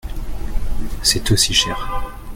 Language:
French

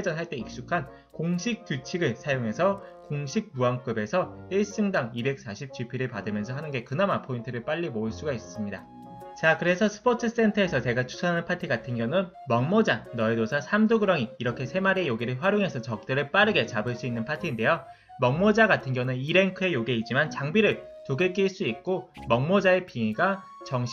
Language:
Korean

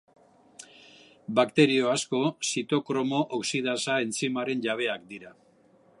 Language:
Basque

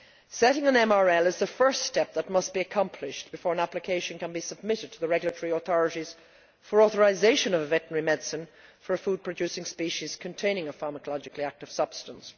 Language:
English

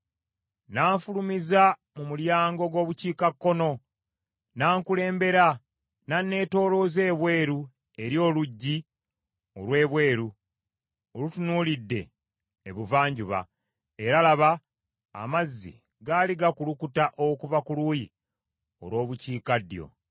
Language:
Ganda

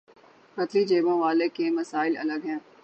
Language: Urdu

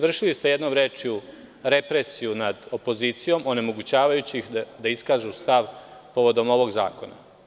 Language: Serbian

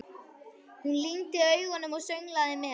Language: Icelandic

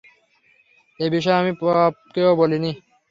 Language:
Bangla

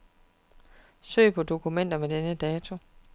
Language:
Danish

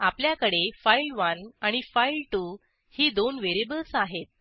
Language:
Marathi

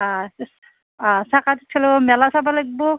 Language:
Assamese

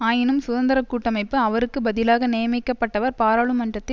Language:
Tamil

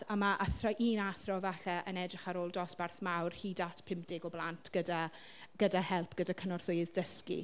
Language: Welsh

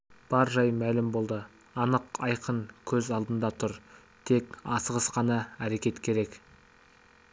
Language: Kazakh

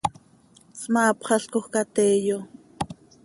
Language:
Seri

